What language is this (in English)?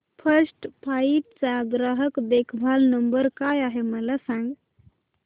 Marathi